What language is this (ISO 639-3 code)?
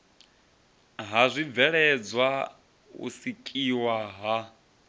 ven